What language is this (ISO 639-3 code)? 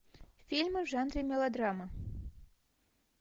rus